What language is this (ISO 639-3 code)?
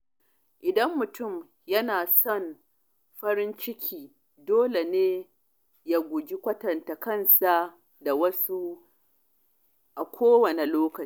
hau